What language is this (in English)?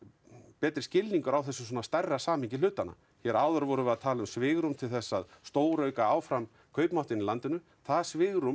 Icelandic